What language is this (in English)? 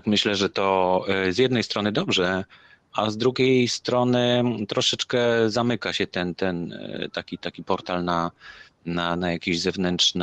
Polish